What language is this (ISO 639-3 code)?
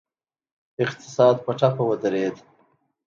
pus